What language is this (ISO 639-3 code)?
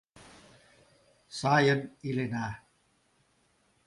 chm